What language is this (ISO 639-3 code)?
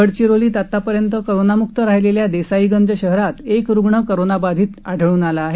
mar